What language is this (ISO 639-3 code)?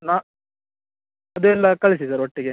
kan